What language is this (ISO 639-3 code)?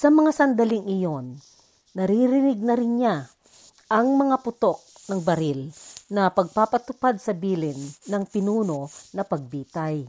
fil